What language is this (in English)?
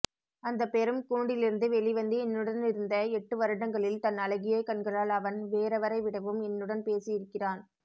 Tamil